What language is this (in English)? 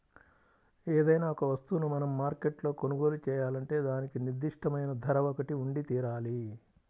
Telugu